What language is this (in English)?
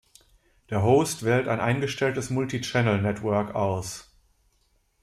German